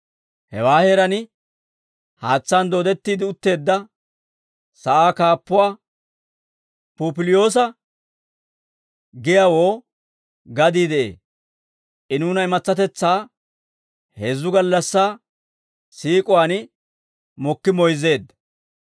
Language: Dawro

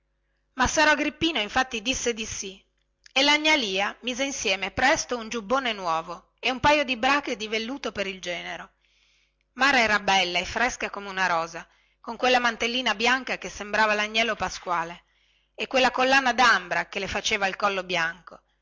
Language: Italian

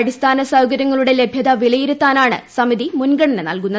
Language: Malayalam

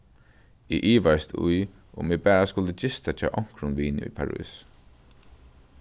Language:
Faroese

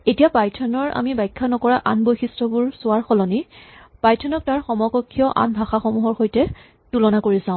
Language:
Assamese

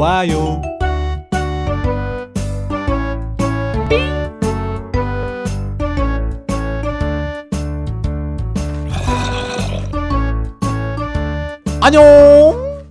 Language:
Korean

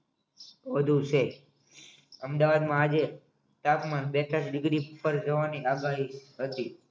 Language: Gujarati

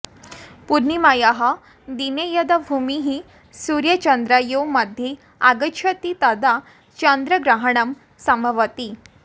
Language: Sanskrit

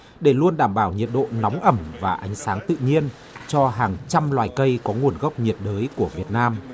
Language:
Vietnamese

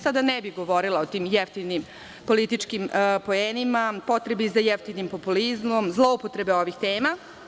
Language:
Serbian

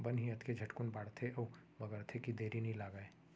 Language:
Chhattisgarhi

